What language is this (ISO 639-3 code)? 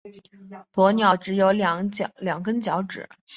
zho